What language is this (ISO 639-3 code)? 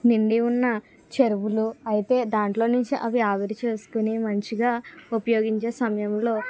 tel